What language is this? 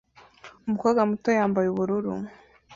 Kinyarwanda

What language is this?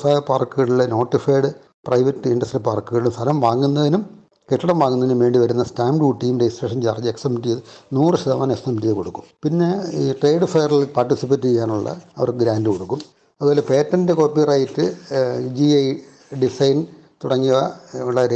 Malayalam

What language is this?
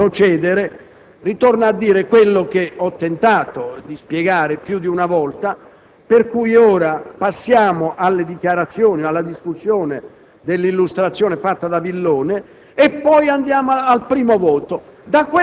Italian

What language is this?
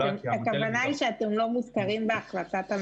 Hebrew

